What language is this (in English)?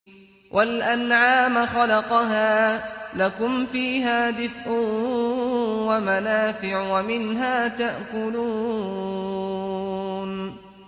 Arabic